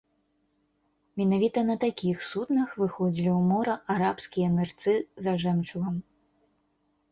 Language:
Belarusian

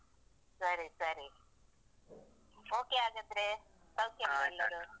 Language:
Kannada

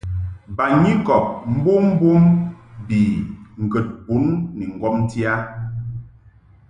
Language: Mungaka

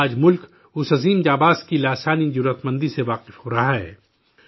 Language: Urdu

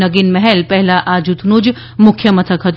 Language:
Gujarati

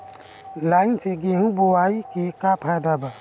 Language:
Bhojpuri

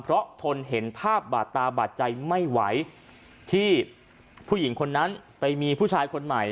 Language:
Thai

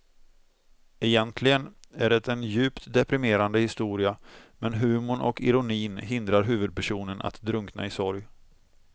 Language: Swedish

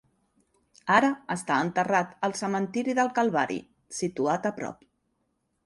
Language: Catalan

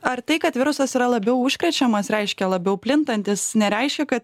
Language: Lithuanian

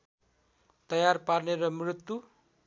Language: Nepali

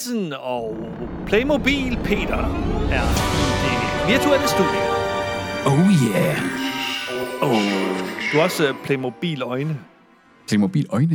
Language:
Danish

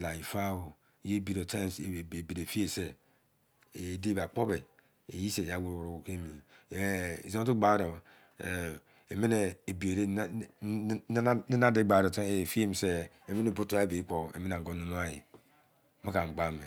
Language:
Izon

